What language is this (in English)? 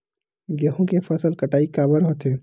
Chhattisgarhi